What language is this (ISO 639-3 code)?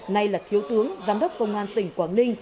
vie